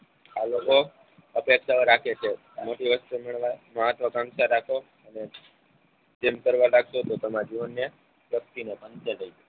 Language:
Gujarati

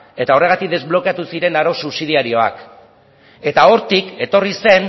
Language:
Basque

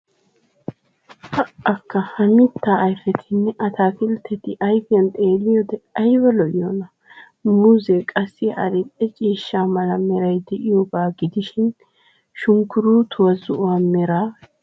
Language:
Wolaytta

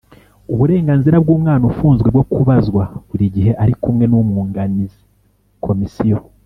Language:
Kinyarwanda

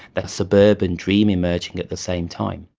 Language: English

